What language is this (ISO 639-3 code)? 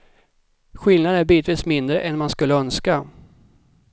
swe